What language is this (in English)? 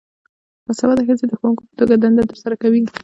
Pashto